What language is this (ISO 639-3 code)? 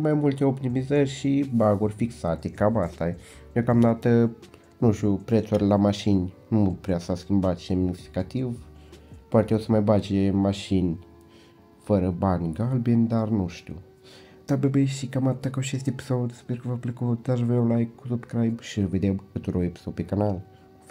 ron